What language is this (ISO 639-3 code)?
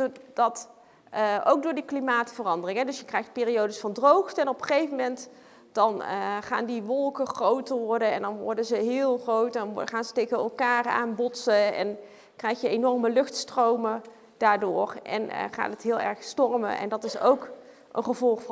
nld